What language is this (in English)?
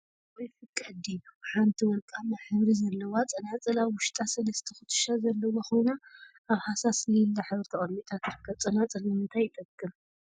Tigrinya